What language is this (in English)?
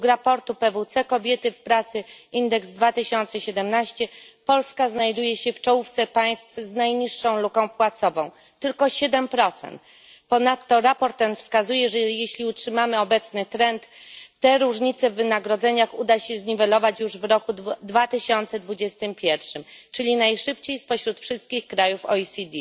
Polish